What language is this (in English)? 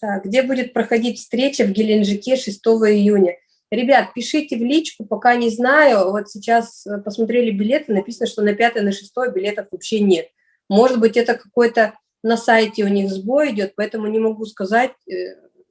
Russian